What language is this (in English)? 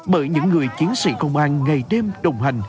Vietnamese